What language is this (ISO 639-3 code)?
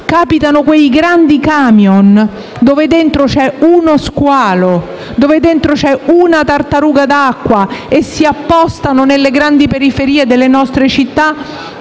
ita